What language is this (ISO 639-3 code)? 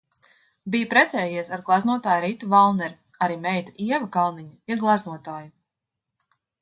lav